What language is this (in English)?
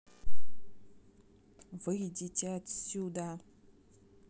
Russian